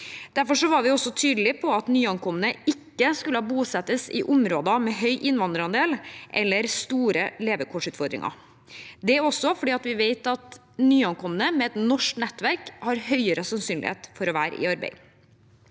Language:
Norwegian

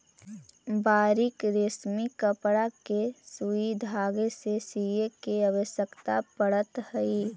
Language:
Magahi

